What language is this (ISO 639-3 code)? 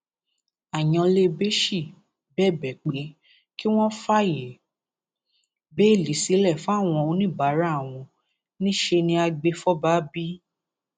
yor